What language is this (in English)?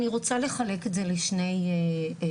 Hebrew